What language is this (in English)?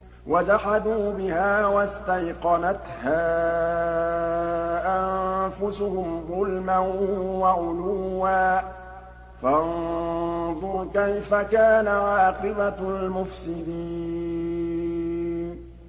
Arabic